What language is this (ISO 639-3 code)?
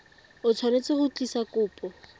tsn